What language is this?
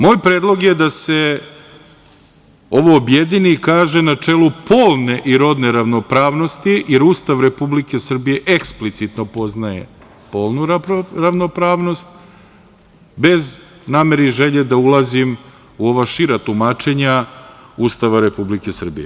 Serbian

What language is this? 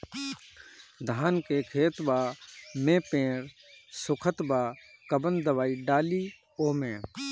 Bhojpuri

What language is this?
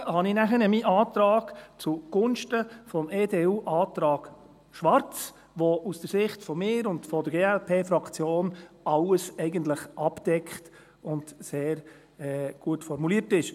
Swiss German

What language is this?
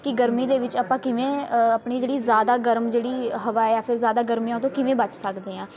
Punjabi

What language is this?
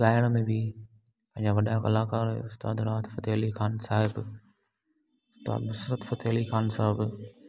Sindhi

